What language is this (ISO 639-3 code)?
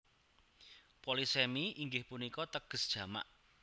jav